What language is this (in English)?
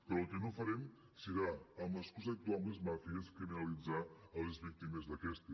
Catalan